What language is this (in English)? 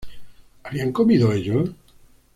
Spanish